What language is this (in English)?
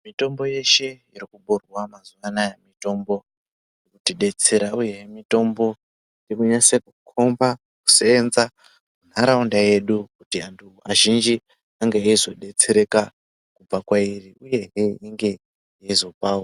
Ndau